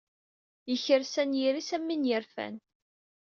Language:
Kabyle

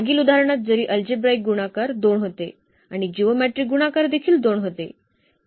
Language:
Marathi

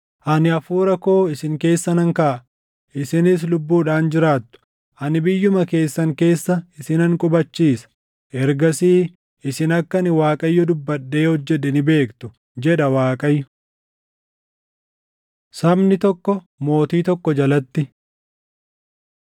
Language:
Oromo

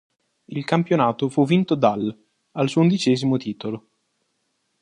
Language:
Italian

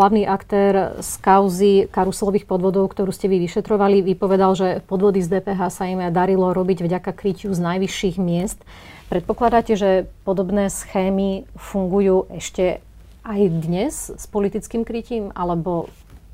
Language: Slovak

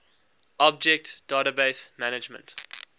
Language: English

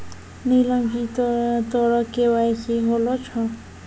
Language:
Maithili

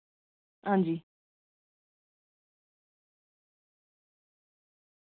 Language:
Dogri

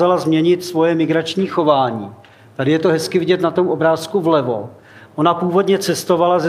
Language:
Czech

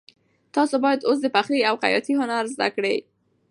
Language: Pashto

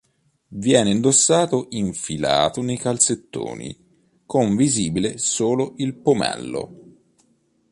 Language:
Italian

